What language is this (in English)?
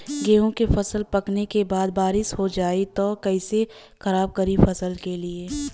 Bhojpuri